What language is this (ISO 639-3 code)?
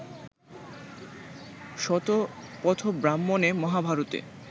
ben